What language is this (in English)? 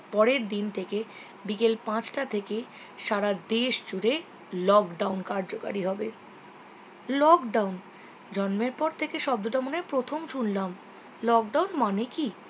Bangla